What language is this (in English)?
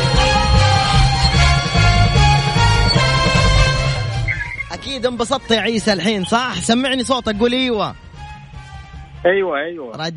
Arabic